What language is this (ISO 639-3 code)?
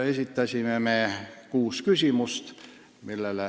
est